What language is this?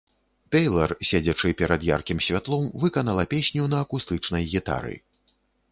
Belarusian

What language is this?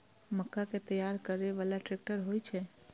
Maithili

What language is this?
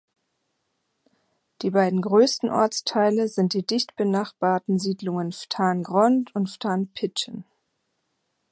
German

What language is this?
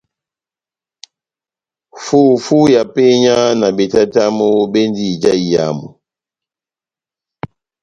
Batanga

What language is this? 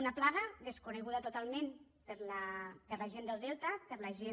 Catalan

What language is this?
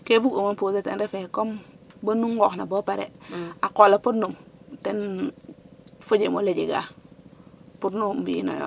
Serer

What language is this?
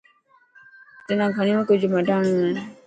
Dhatki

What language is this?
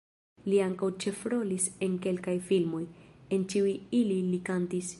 Esperanto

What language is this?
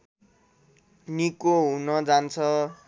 Nepali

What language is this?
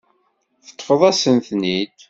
Kabyle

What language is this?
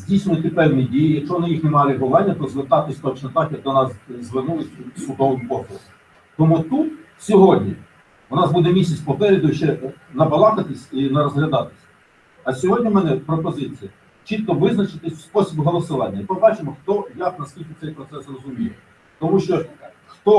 Ukrainian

